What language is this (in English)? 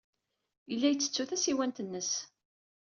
Kabyle